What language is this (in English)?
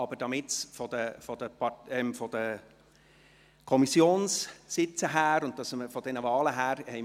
Swiss German